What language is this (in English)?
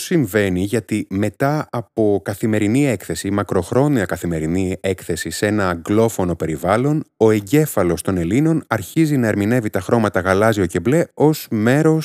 Greek